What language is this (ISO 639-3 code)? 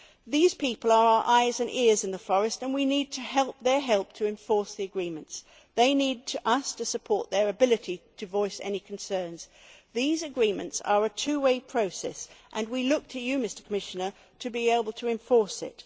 eng